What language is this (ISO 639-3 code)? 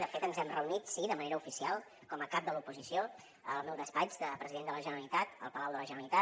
cat